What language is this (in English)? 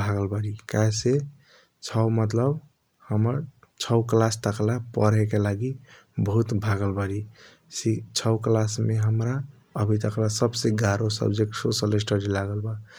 Kochila Tharu